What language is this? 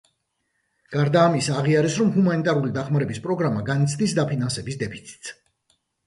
Georgian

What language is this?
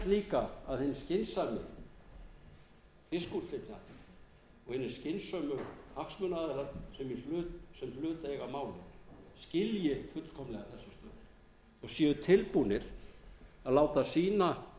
Icelandic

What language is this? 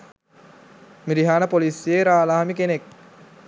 Sinhala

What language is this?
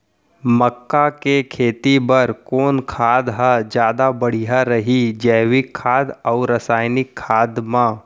Chhattisgarhi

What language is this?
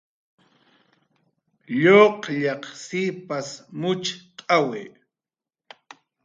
Jaqaru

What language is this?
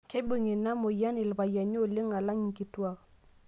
Masai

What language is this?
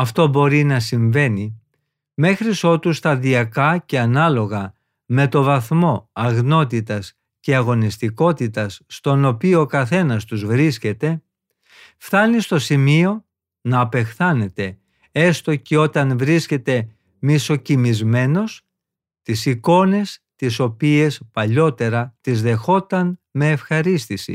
Greek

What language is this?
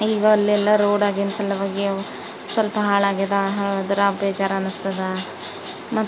Kannada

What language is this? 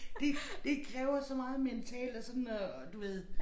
Danish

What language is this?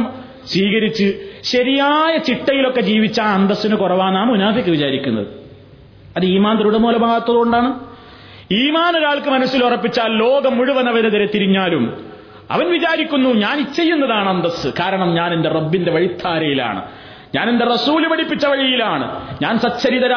Malayalam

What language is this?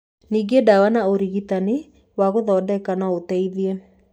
Kikuyu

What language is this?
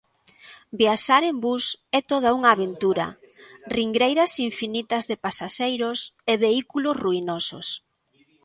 Galician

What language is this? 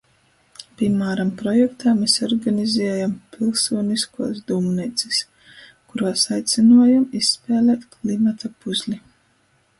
Latgalian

